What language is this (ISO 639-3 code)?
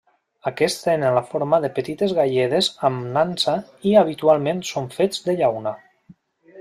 cat